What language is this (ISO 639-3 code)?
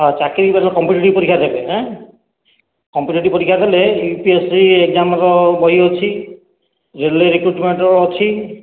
ori